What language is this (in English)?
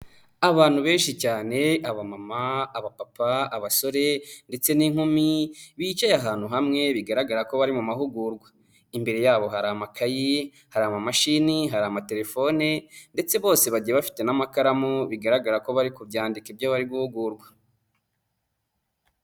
Kinyarwanda